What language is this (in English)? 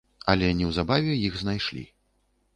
Belarusian